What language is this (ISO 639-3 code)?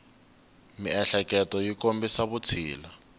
tso